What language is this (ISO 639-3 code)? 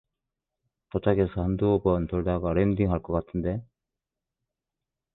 kor